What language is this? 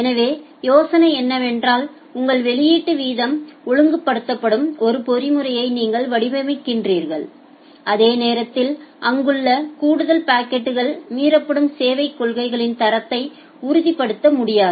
Tamil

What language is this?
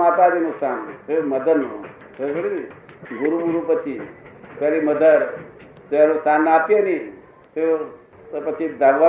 Gujarati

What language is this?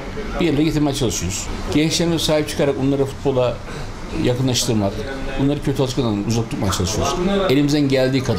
Turkish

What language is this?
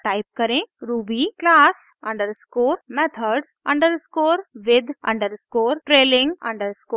Hindi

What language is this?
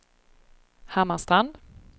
Swedish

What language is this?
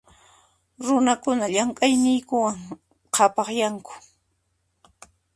Puno Quechua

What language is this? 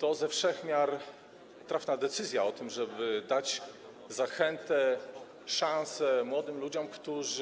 Polish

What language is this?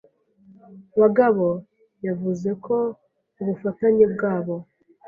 Kinyarwanda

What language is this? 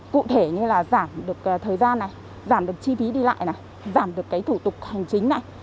Vietnamese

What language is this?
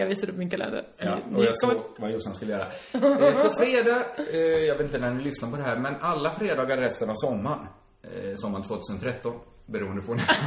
Swedish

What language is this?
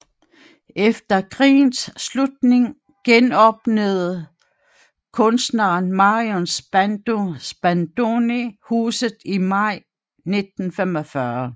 Danish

